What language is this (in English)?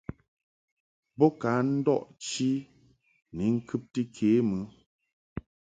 Mungaka